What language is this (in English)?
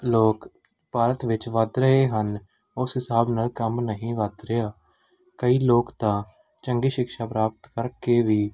Punjabi